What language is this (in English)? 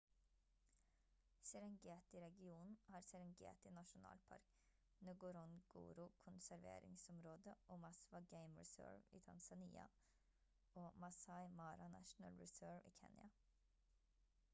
Norwegian Bokmål